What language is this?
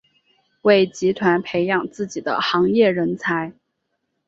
Chinese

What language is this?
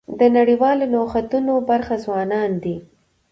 Pashto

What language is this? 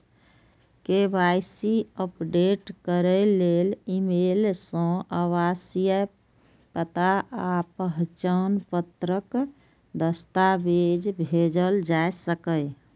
Maithili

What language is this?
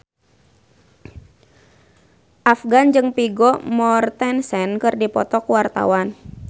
Sundanese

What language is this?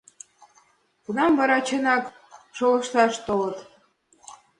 Mari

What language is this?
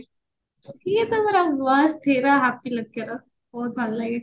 Odia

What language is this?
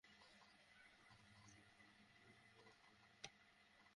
Bangla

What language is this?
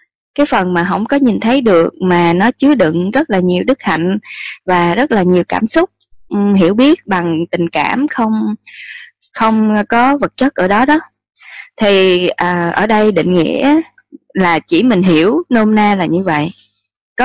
Vietnamese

